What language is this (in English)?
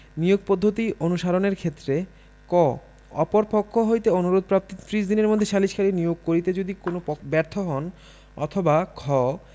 Bangla